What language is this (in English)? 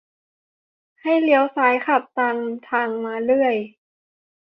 Thai